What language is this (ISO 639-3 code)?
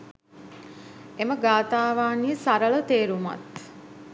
sin